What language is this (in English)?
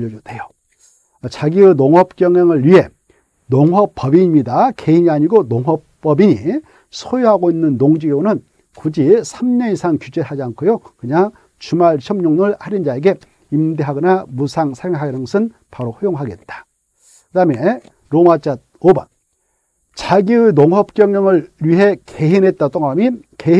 Korean